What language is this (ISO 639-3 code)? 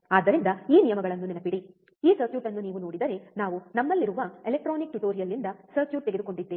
kan